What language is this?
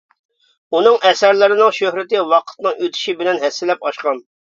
Uyghur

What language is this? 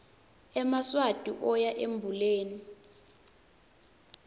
Swati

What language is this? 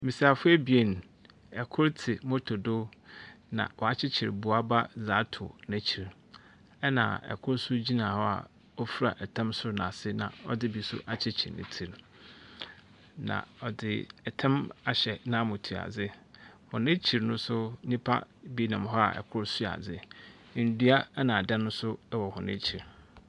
Akan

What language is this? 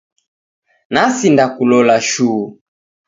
Taita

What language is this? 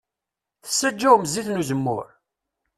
Kabyle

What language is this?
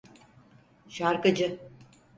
Turkish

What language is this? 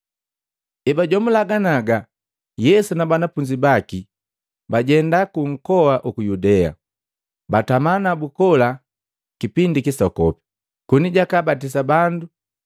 Matengo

